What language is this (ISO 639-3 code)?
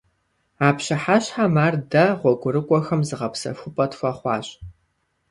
kbd